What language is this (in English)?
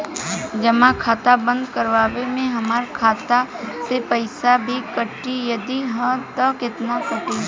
Bhojpuri